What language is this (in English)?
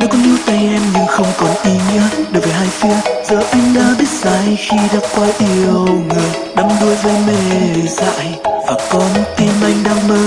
Vietnamese